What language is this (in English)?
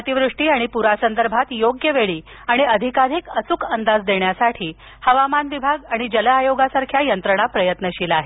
Marathi